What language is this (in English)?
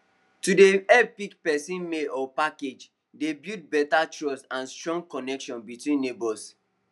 Nigerian Pidgin